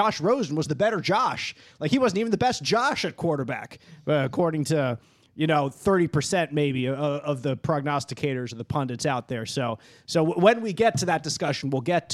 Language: English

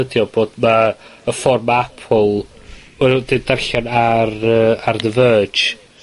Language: Welsh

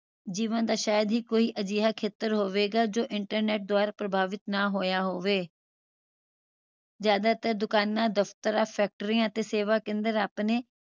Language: Punjabi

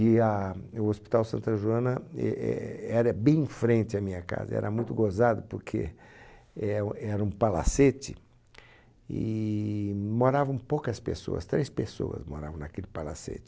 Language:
Portuguese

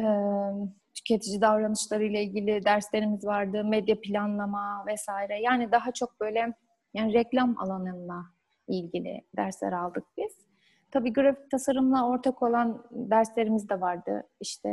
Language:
Turkish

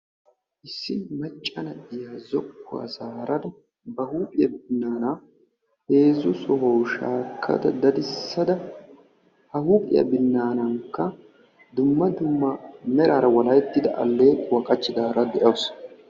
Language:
Wolaytta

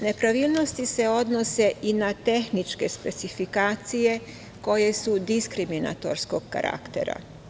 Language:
Serbian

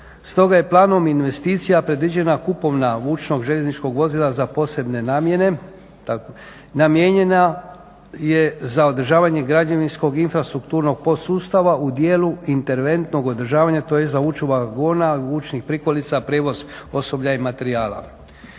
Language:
Croatian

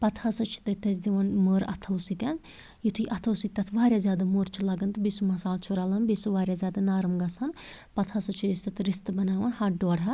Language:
Kashmiri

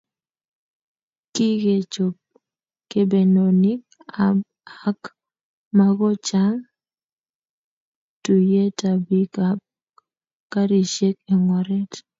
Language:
Kalenjin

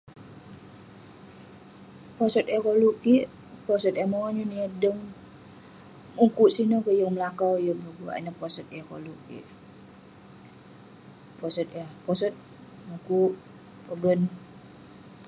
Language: Western Penan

